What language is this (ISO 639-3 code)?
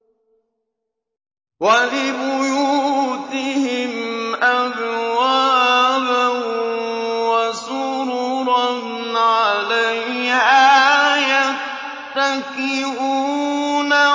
ara